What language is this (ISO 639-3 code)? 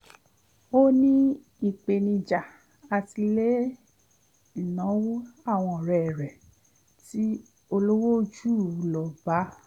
yor